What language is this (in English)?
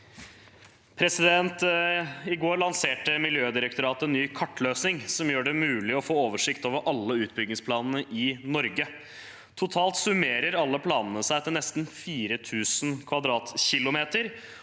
Norwegian